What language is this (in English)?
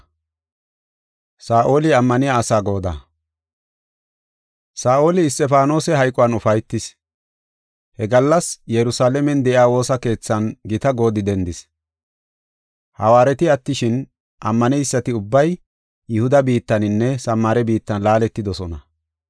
Gofa